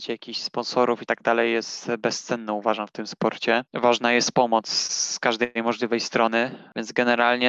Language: Polish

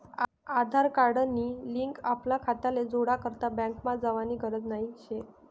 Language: Marathi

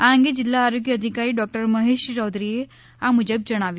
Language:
Gujarati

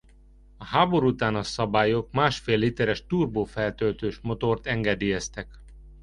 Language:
Hungarian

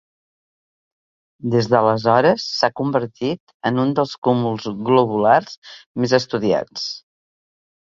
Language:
Catalan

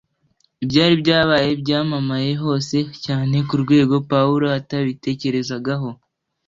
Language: Kinyarwanda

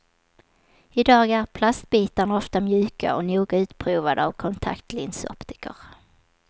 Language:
Swedish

